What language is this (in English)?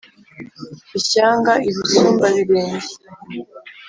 Kinyarwanda